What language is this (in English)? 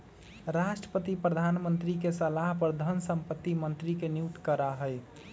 Magahi